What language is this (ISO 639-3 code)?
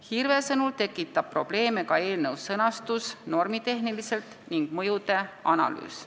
est